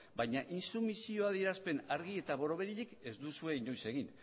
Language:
Basque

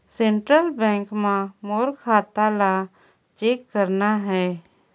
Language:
Chhattisgarhi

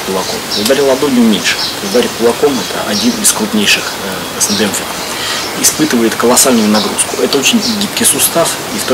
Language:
Russian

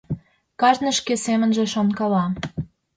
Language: Mari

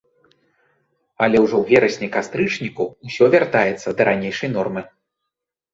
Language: Belarusian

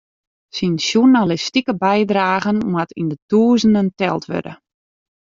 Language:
Western Frisian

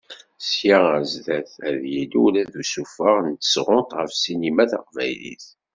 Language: Kabyle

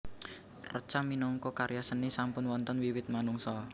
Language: Javanese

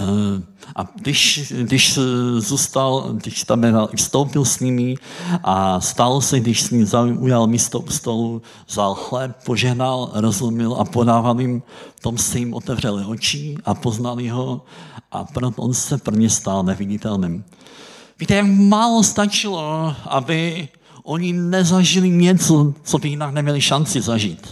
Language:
Czech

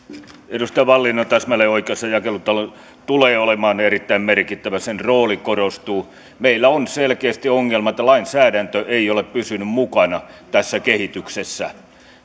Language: Finnish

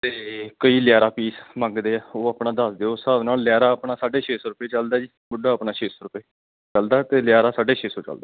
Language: Punjabi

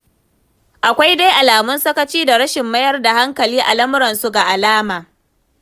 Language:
Hausa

